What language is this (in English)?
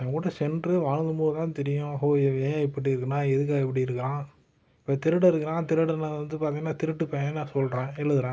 Tamil